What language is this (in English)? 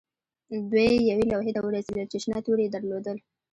Pashto